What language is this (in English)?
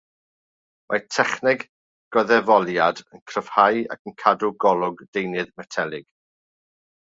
Welsh